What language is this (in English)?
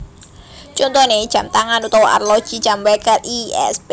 Javanese